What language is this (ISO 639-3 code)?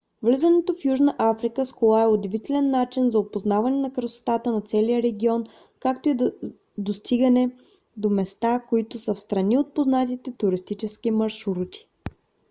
bul